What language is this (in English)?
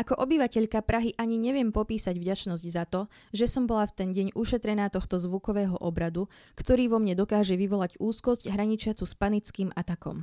Slovak